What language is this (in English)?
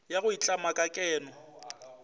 Northern Sotho